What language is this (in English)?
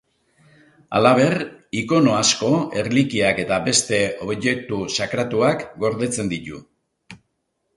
Basque